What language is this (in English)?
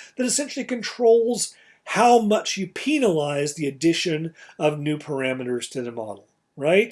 English